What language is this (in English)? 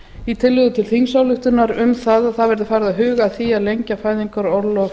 Icelandic